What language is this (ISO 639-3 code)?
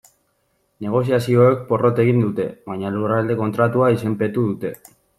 eus